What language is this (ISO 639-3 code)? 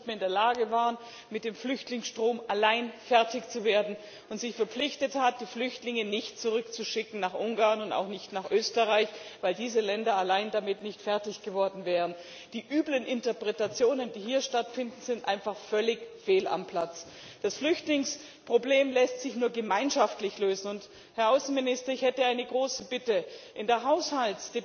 deu